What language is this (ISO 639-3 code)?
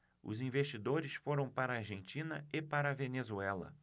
por